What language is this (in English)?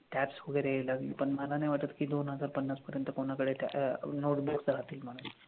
Marathi